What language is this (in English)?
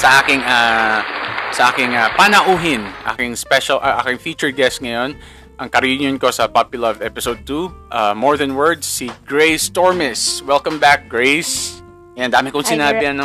Filipino